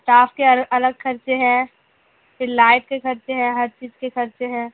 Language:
Urdu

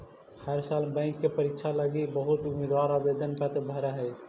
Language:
Magahi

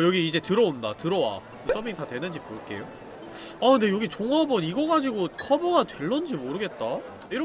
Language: Korean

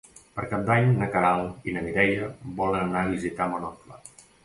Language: Catalan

